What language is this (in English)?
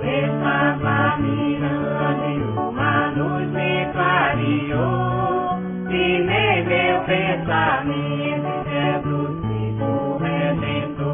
Thai